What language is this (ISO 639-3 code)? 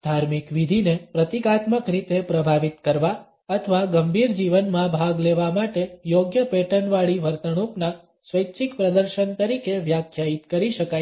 guj